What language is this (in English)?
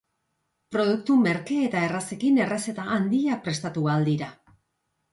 Basque